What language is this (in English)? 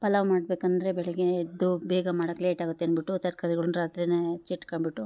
Kannada